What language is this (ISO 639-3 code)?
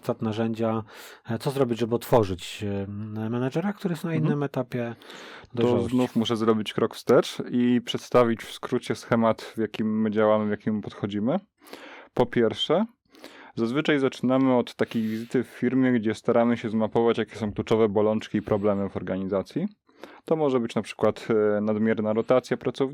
pol